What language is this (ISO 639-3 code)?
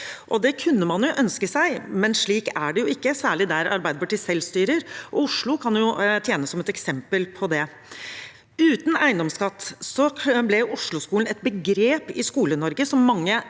nor